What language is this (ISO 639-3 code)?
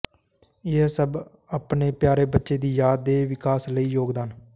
pan